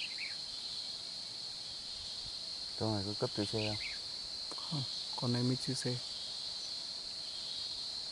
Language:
Vietnamese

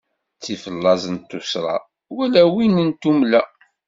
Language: Kabyle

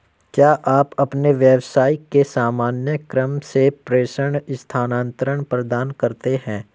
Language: Hindi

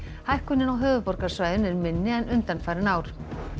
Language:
Icelandic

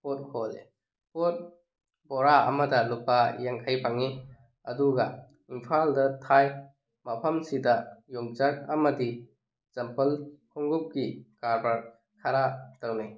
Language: Manipuri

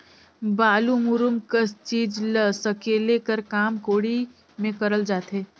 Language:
Chhattisgarhi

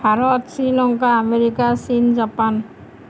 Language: Assamese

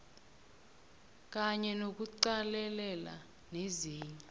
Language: South Ndebele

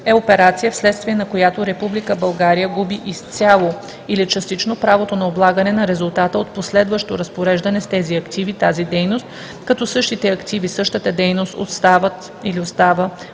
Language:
Bulgarian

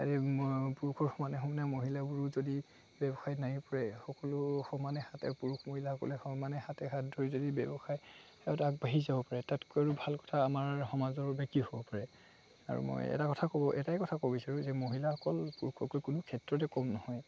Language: Assamese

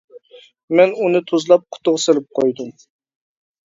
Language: Uyghur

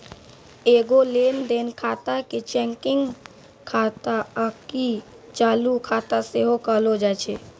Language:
Maithili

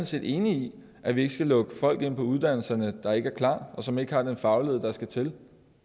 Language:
Danish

